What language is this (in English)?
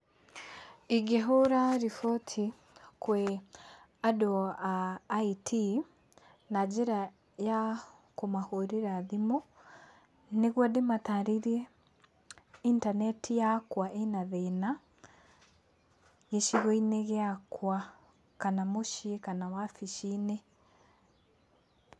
Kikuyu